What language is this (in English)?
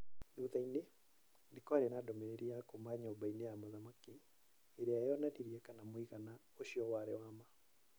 Kikuyu